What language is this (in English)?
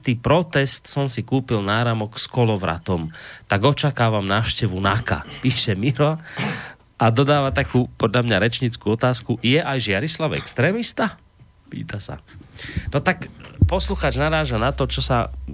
Slovak